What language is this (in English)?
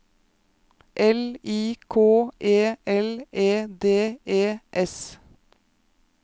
Norwegian